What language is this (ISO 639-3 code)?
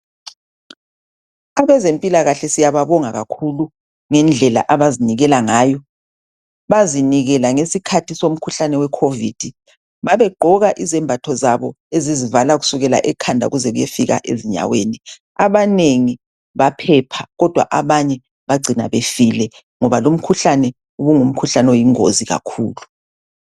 nde